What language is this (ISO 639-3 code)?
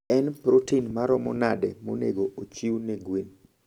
luo